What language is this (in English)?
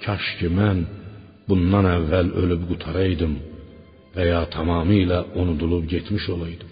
Persian